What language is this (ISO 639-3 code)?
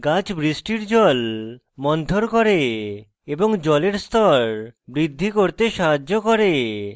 ben